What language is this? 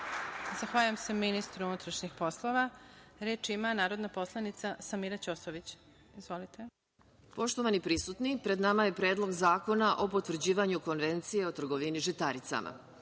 Serbian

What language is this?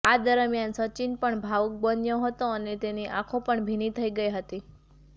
Gujarati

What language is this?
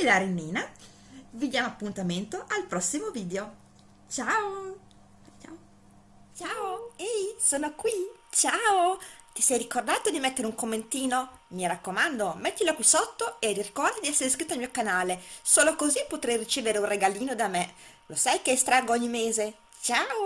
Italian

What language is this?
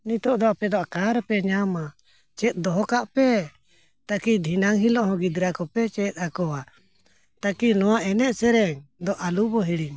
Santali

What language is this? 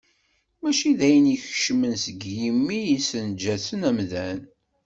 Kabyle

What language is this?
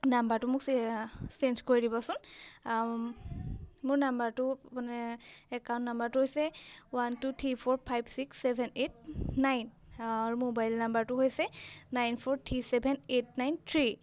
Assamese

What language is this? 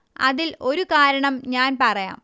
Malayalam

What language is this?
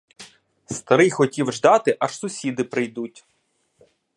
Ukrainian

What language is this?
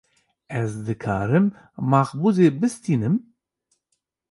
Kurdish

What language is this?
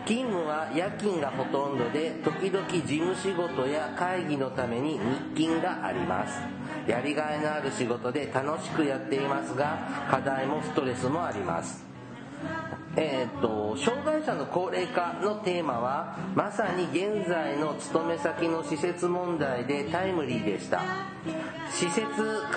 Japanese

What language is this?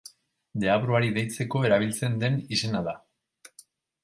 Basque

